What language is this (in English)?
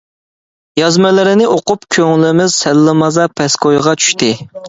Uyghur